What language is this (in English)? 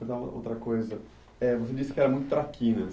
Portuguese